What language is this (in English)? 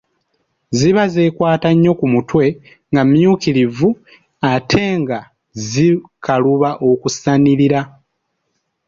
Ganda